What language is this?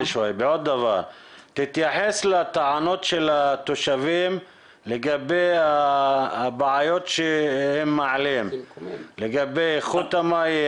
Hebrew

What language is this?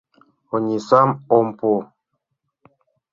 Mari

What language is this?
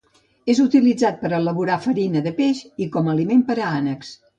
Catalan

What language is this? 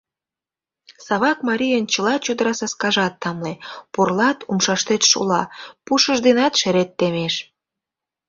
Mari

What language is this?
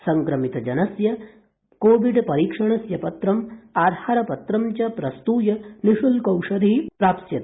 Sanskrit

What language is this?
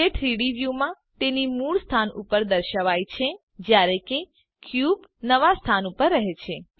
Gujarati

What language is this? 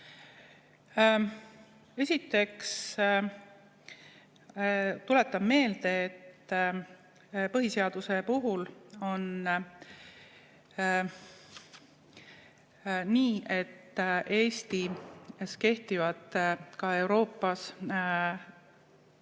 Estonian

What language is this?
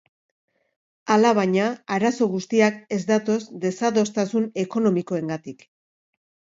Basque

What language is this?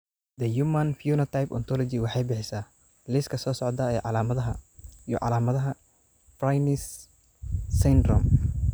Somali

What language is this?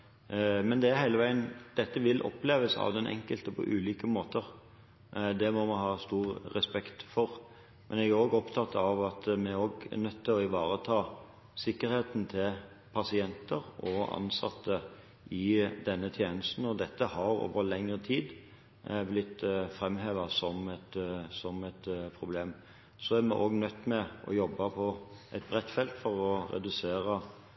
Norwegian Bokmål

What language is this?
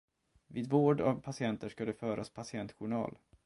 Swedish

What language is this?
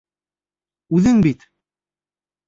Bashkir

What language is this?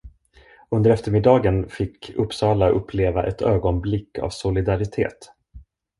Swedish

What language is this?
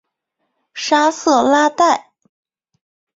Chinese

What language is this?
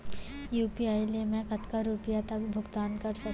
Chhattisgarhi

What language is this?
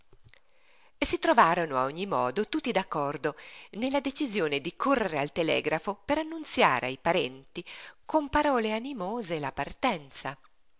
Italian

